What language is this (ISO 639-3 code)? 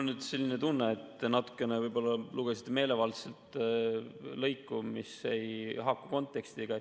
est